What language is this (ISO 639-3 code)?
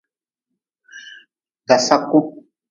nmz